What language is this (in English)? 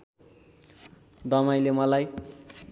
Nepali